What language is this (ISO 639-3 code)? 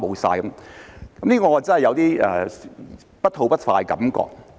yue